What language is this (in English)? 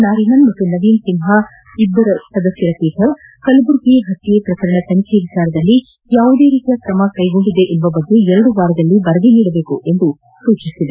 Kannada